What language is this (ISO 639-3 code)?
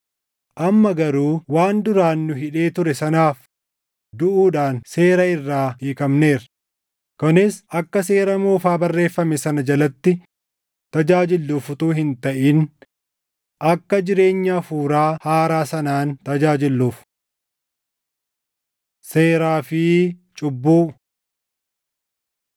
orm